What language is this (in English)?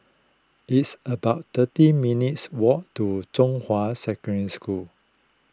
English